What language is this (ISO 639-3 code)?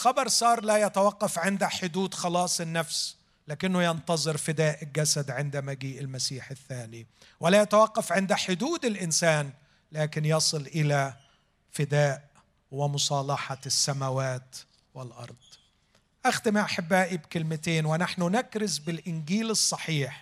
ara